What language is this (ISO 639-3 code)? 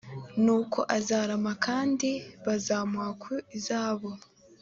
kin